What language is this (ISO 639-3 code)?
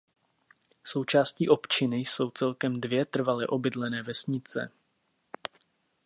ces